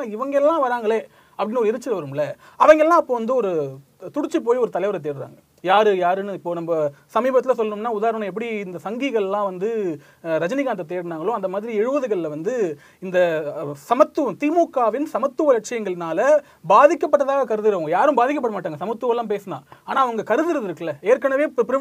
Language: Tamil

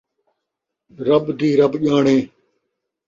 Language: Saraiki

